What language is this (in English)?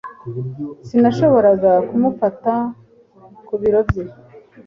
Kinyarwanda